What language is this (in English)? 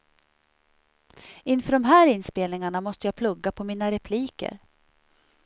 Swedish